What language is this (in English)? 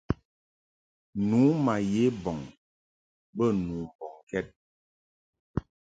Mungaka